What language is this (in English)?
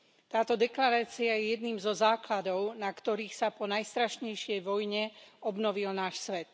Slovak